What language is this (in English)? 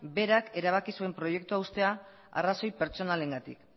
Basque